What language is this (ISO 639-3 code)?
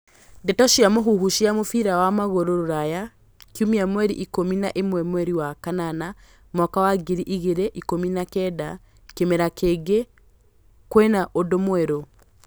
kik